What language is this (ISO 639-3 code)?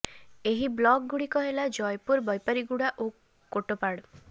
ori